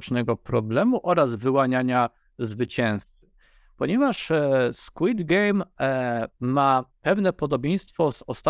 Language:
Polish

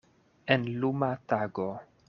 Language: Esperanto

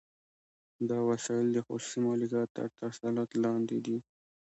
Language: Pashto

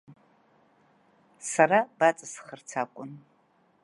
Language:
Abkhazian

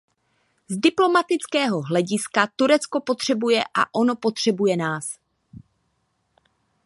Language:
Czech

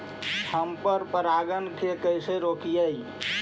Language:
Magahi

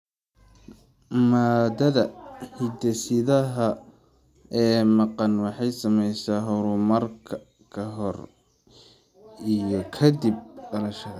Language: Somali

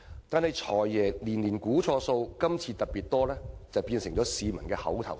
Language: Cantonese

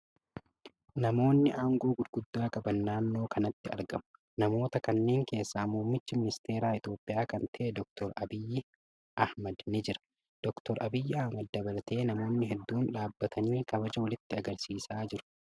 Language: Oromo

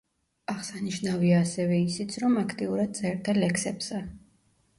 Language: Georgian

